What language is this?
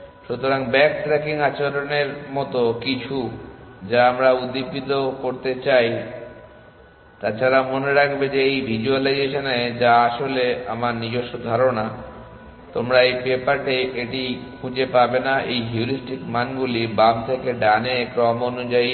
Bangla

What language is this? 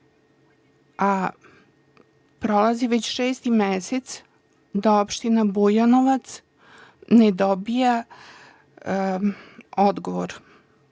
Serbian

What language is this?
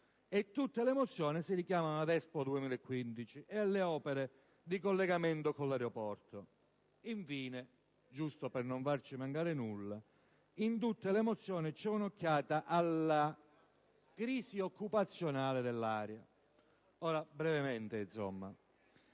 Italian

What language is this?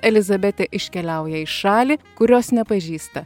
Lithuanian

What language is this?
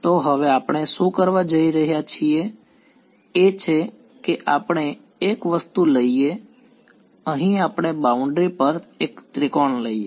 Gujarati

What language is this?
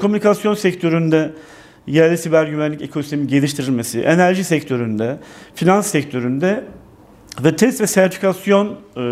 Turkish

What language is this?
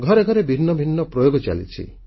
Odia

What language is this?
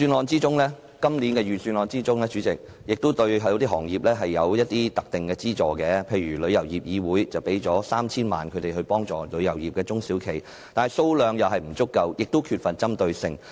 Cantonese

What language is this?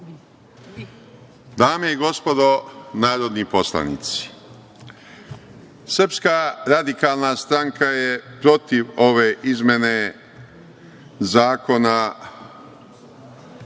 Serbian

